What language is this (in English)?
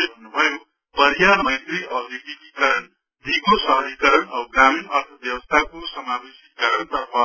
Nepali